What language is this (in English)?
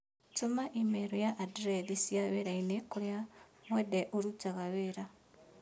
Kikuyu